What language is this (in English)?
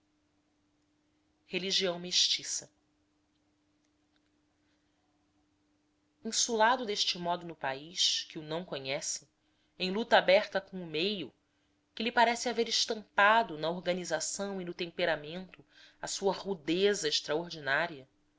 Portuguese